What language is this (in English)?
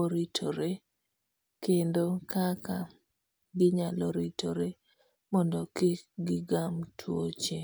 Luo (Kenya and Tanzania)